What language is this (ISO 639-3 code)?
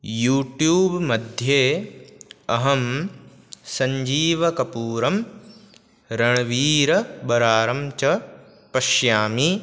san